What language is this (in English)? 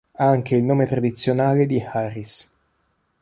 Italian